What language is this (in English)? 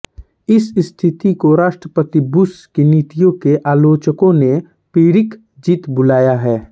Hindi